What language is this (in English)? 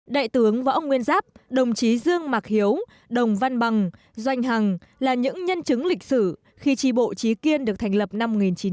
Vietnamese